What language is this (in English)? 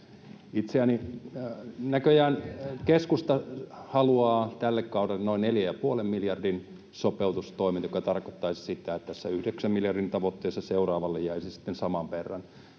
Finnish